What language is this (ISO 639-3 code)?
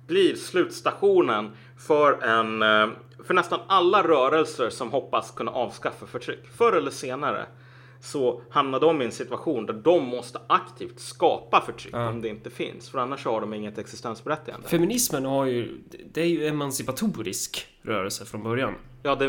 swe